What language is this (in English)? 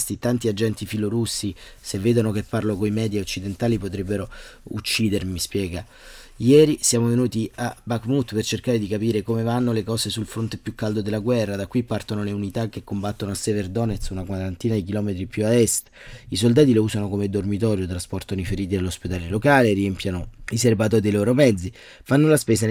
Italian